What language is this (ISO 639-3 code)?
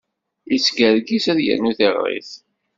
kab